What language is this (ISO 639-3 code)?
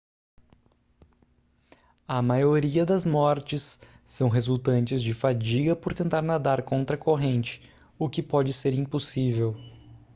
por